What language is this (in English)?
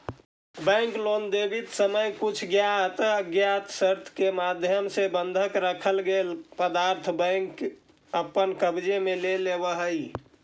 Magahi